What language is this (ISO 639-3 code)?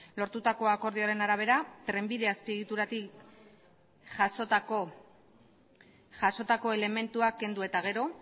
eus